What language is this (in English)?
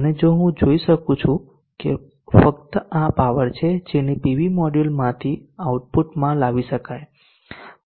Gujarati